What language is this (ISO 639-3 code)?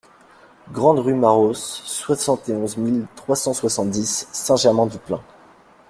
fra